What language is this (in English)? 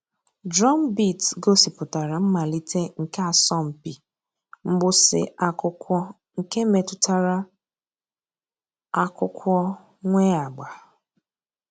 Igbo